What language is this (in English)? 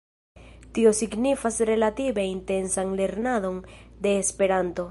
Esperanto